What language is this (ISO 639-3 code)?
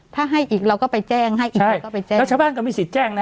tha